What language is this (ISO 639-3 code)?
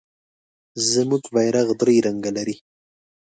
pus